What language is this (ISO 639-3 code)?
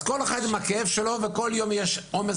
heb